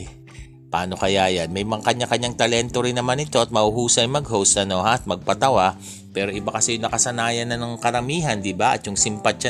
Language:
Filipino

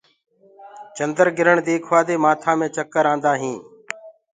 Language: Gurgula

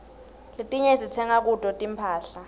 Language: Swati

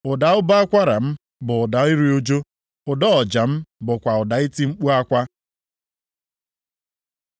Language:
Igbo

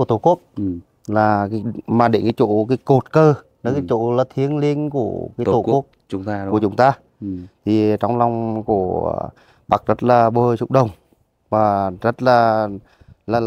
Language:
Vietnamese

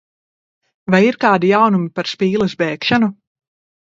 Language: Latvian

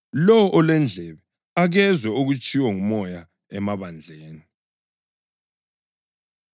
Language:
North Ndebele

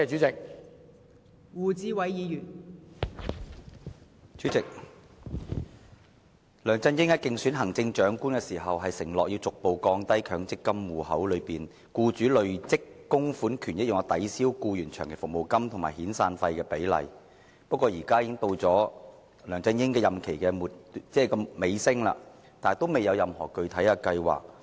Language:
Cantonese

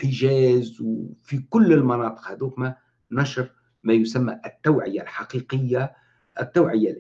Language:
Arabic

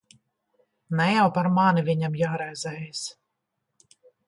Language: Latvian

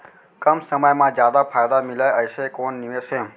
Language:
Chhattisgarhi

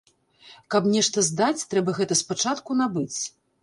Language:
Belarusian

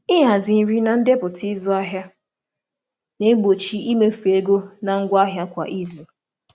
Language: Igbo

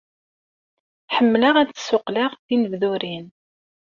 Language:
Kabyle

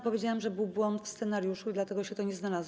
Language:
Polish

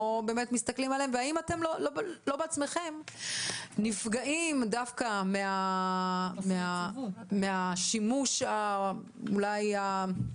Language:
Hebrew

